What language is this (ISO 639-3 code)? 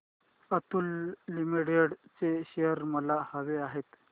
mar